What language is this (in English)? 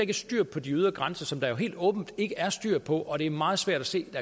Danish